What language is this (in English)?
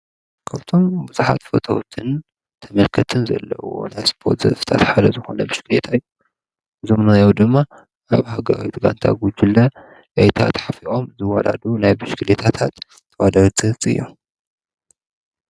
Tigrinya